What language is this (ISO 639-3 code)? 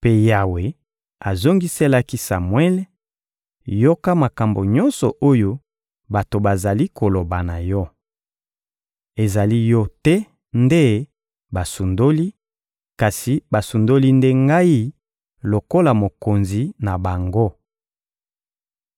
lin